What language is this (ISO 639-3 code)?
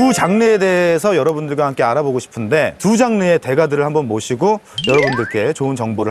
kor